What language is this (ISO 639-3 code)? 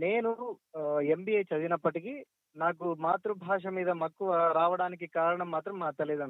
tel